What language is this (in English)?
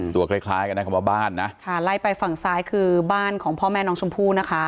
Thai